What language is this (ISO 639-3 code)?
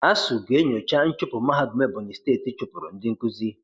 ibo